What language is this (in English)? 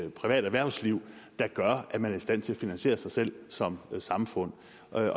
Danish